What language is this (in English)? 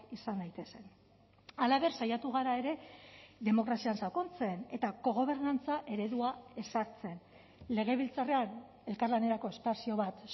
Basque